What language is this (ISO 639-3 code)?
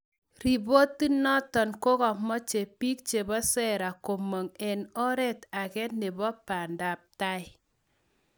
kln